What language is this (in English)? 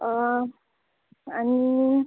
Konkani